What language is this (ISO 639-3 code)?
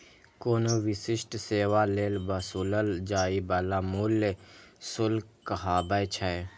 mai